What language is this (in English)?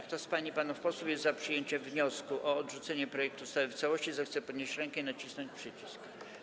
Polish